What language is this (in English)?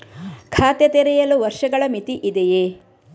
Kannada